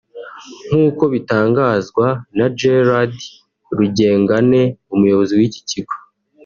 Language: Kinyarwanda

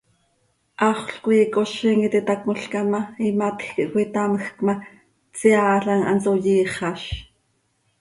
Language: Seri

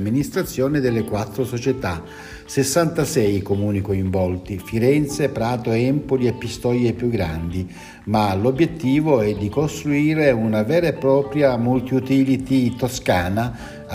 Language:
Italian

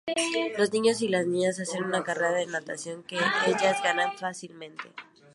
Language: Spanish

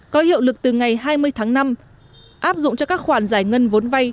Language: Vietnamese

